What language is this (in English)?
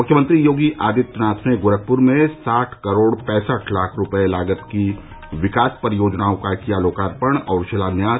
Hindi